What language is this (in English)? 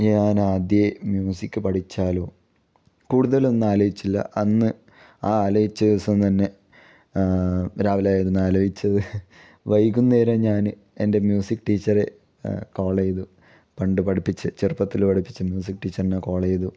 Malayalam